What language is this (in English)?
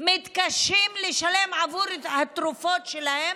Hebrew